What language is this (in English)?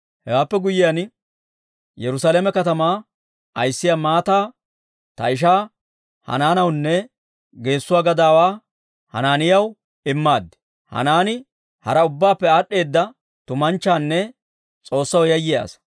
Dawro